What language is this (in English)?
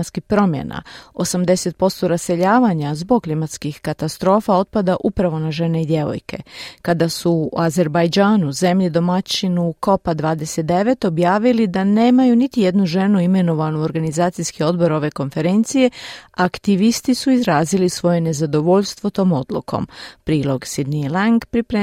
Croatian